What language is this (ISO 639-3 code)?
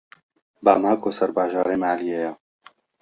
kur